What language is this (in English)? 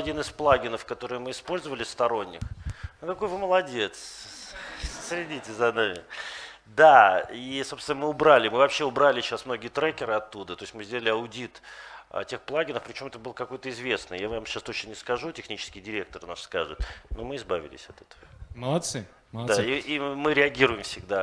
Russian